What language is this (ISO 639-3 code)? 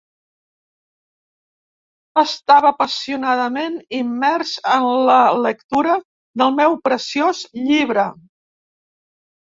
cat